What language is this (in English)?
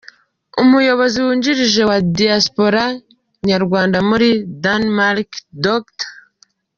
Kinyarwanda